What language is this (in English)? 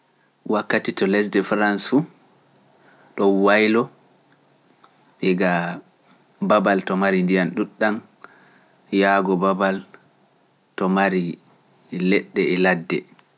Pular